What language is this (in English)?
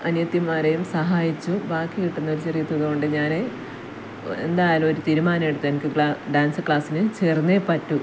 Malayalam